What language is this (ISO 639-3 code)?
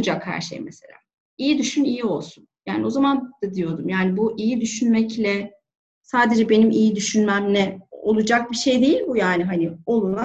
tur